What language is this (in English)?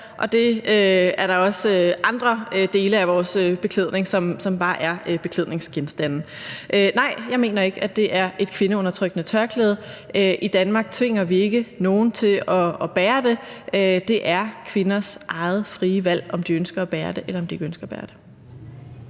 Danish